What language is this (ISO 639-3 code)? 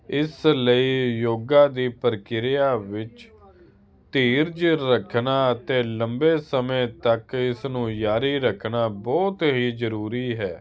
pan